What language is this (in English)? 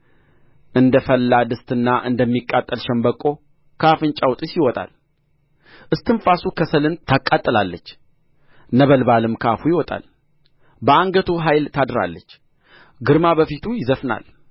Amharic